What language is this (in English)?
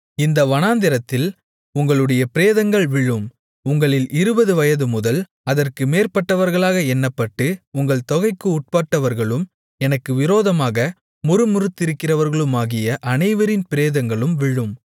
Tamil